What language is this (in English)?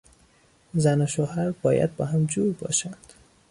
Persian